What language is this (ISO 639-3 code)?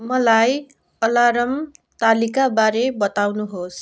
nep